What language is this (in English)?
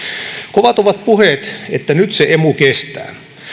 Finnish